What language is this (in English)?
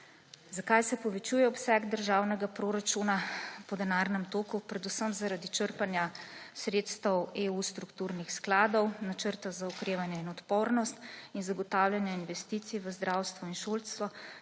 Slovenian